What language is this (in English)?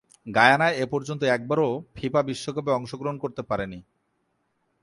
Bangla